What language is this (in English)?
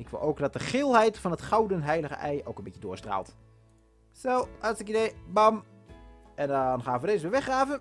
Dutch